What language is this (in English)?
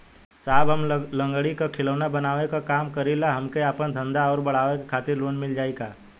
Bhojpuri